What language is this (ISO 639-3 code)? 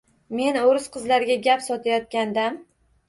uzb